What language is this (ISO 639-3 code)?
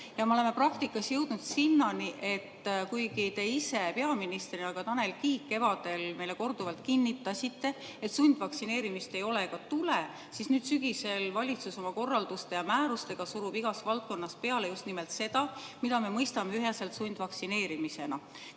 est